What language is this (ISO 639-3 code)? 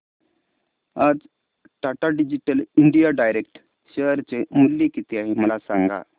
mar